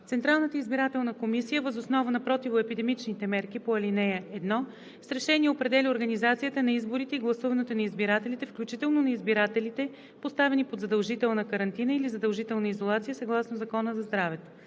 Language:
Bulgarian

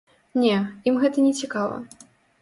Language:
Belarusian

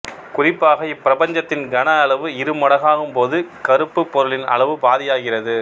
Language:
Tamil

